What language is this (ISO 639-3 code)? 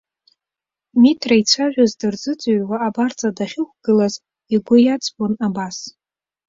abk